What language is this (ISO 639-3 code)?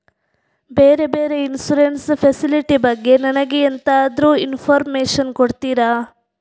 kan